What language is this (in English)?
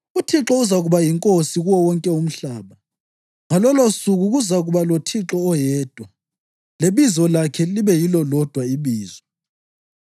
North Ndebele